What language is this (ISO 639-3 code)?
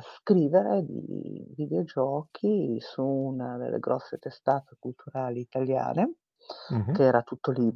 ita